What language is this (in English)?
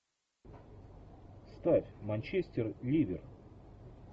Russian